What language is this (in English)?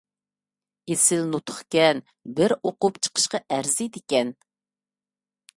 Uyghur